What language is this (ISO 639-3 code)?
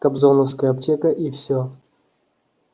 rus